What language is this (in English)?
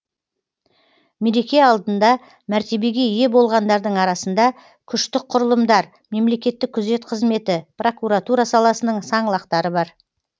Kazakh